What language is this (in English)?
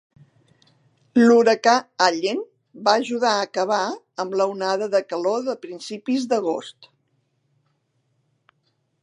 Catalan